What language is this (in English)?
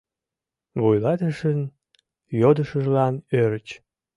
Mari